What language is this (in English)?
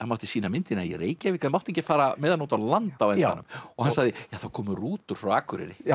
Icelandic